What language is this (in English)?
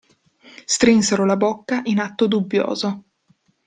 Italian